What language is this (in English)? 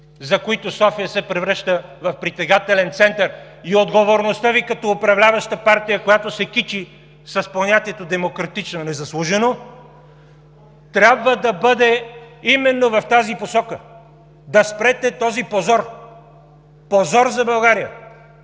Bulgarian